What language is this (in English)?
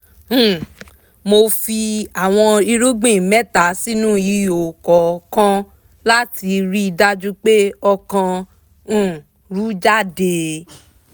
Yoruba